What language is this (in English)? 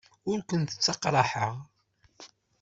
Kabyle